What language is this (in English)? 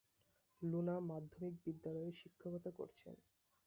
Bangla